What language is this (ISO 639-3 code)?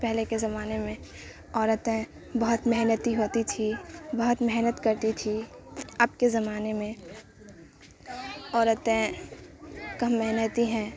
urd